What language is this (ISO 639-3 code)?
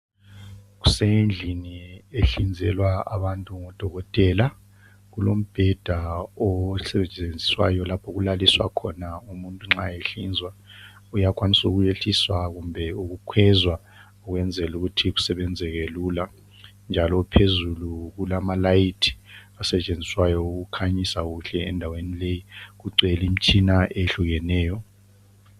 nde